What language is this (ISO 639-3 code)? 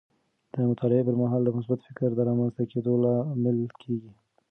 pus